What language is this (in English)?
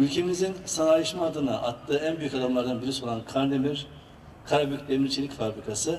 Turkish